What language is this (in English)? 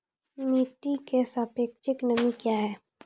Maithili